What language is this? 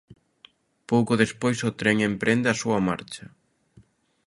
Galician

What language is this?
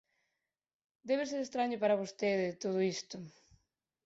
Galician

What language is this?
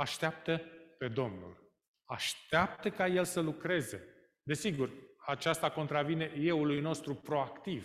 Romanian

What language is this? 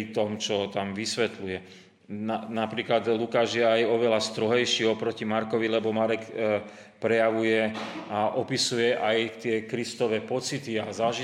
Slovak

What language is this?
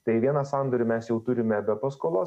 Lithuanian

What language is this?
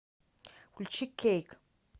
Russian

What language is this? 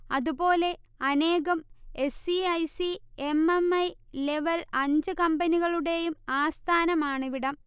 Malayalam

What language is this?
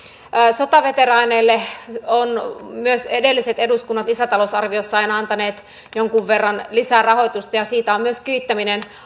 Finnish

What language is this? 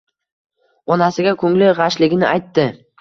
Uzbek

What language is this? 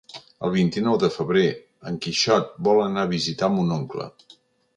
Catalan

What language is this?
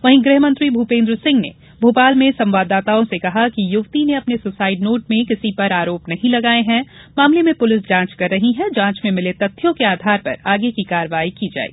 Hindi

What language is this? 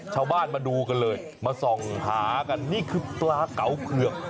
Thai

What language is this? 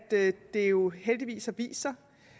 Danish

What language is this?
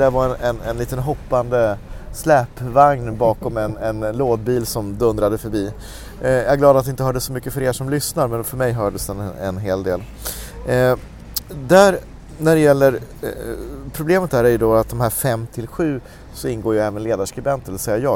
Swedish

